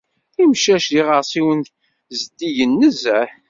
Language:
Kabyle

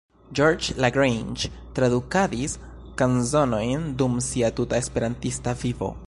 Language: Esperanto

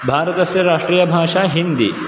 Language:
Sanskrit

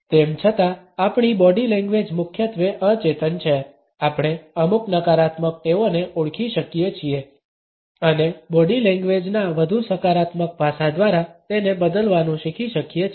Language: Gujarati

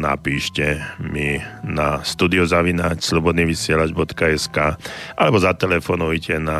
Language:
Slovak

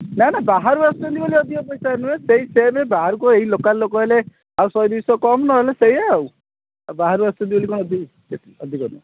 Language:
Odia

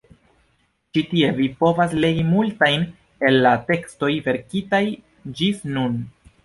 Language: Esperanto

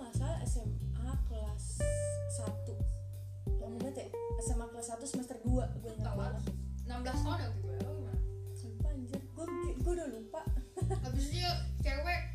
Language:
Indonesian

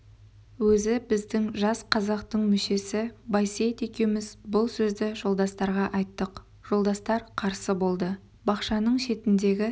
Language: Kazakh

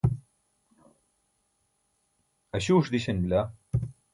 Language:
Burushaski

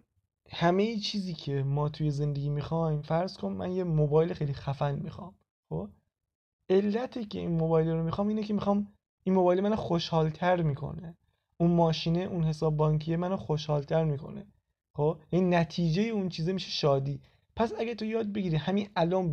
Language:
Persian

